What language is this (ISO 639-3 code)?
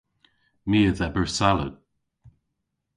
cor